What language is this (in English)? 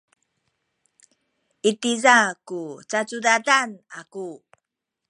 Sakizaya